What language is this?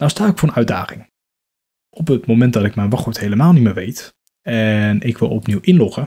Dutch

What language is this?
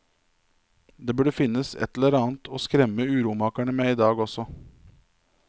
Norwegian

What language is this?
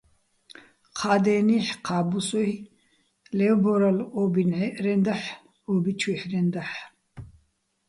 Bats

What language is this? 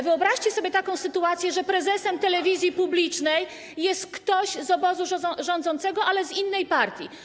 Polish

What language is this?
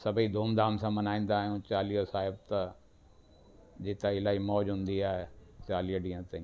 Sindhi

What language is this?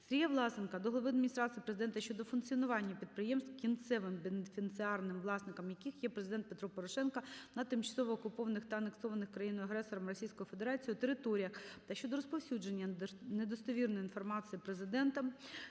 Ukrainian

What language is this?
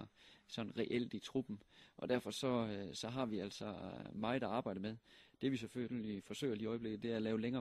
Danish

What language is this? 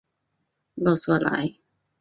Chinese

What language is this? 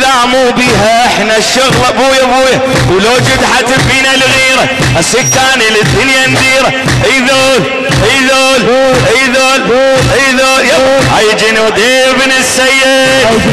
Arabic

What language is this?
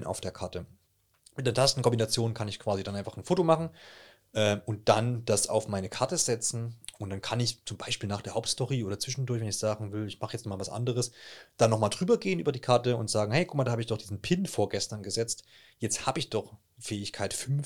German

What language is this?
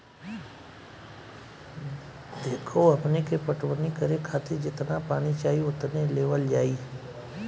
Bhojpuri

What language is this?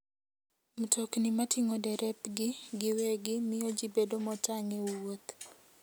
Luo (Kenya and Tanzania)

